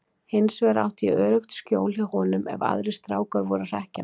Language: Icelandic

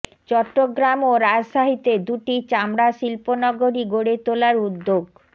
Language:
Bangla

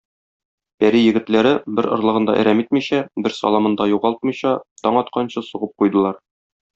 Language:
Tatar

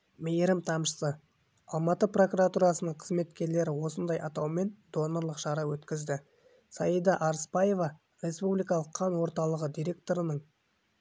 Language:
Kazakh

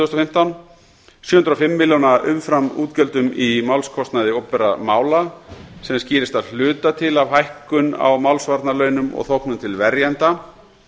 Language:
Icelandic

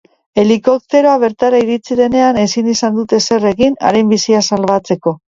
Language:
Basque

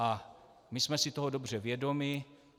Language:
Czech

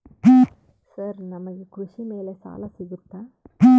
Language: Kannada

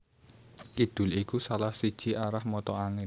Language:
Javanese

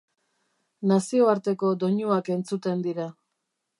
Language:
Basque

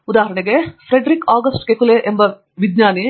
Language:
Kannada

